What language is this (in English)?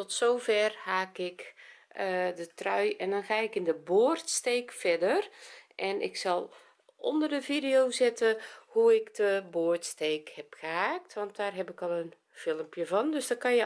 Dutch